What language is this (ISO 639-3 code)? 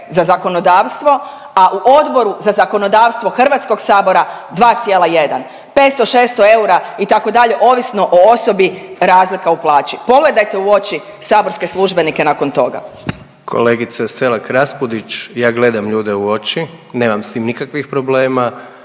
hrv